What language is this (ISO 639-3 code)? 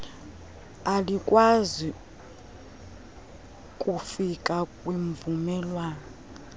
xho